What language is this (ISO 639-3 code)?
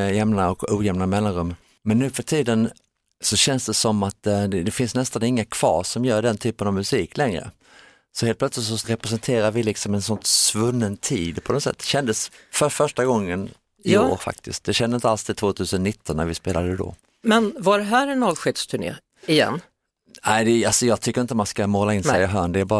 swe